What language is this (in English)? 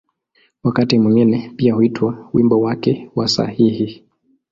Swahili